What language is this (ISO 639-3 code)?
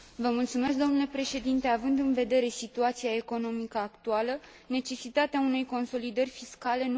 ron